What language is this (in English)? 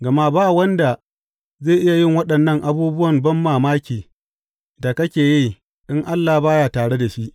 Hausa